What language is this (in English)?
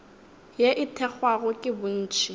Northern Sotho